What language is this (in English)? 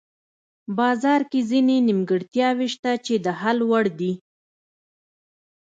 Pashto